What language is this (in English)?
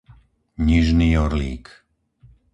Slovak